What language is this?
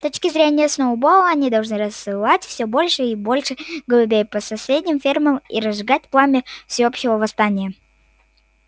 Russian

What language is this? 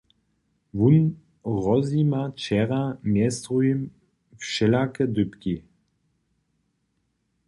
Upper Sorbian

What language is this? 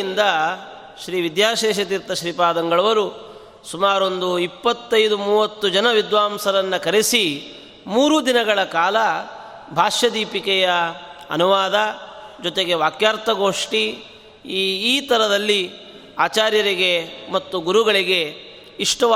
Kannada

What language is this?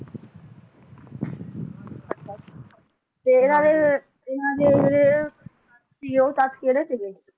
Punjabi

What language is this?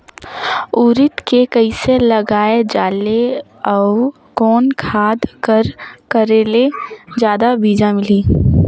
Chhattisgarhi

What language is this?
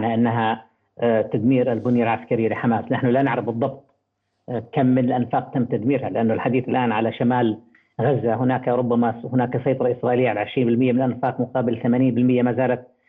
Arabic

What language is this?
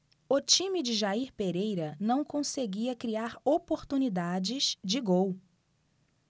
Portuguese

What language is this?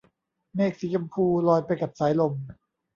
Thai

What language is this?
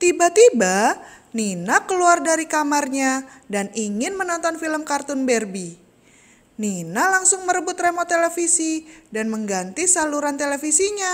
Indonesian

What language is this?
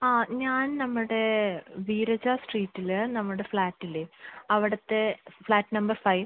Malayalam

